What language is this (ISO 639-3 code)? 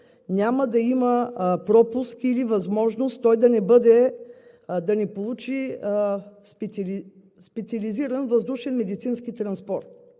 bul